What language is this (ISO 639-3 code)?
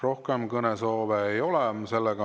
est